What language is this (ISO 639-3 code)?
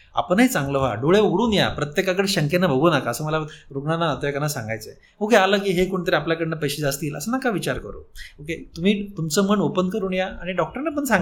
mar